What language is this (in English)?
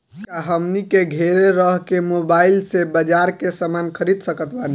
Bhojpuri